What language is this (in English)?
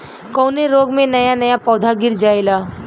Bhojpuri